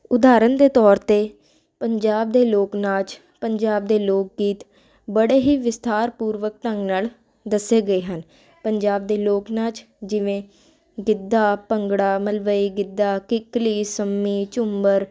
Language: Punjabi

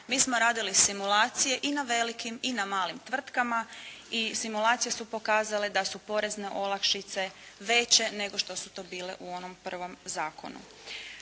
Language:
Croatian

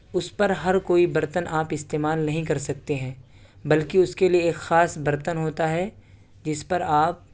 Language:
Urdu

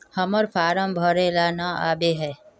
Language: Magahi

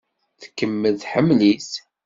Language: Kabyle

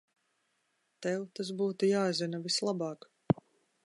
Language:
Latvian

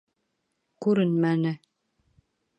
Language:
Bashkir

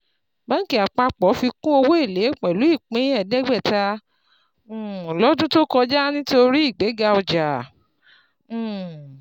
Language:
Yoruba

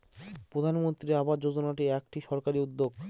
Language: Bangla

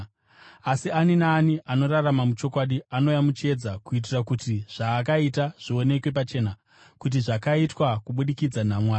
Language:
Shona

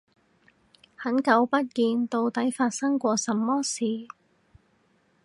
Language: Cantonese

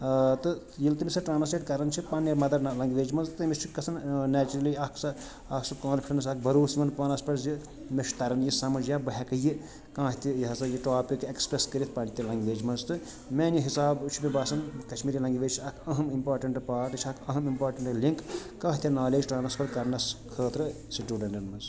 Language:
Kashmiri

